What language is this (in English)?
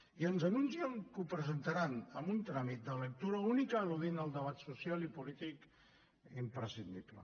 Catalan